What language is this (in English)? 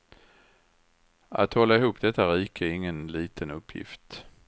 Swedish